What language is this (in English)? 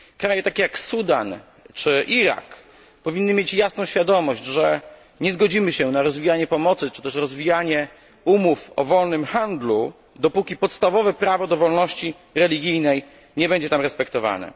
Polish